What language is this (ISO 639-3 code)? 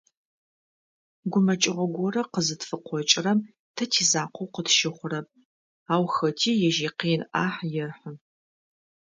ady